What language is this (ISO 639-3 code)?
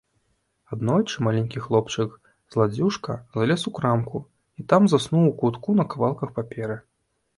bel